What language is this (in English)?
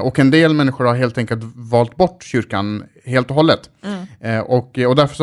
Swedish